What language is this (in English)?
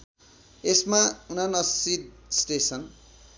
Nepali